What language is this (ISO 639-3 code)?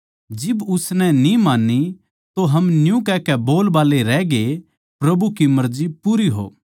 bgc